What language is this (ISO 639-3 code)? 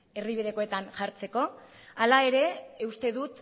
eus